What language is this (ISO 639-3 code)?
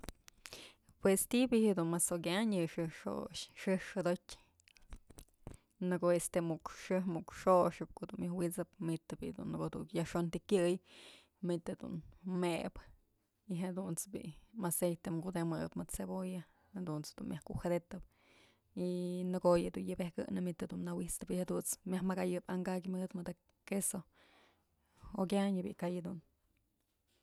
mzl